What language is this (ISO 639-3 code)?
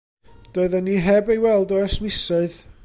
cym